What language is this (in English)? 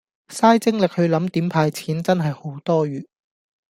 Cantonese